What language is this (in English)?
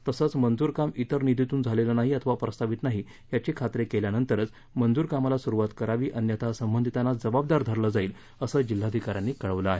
Marathi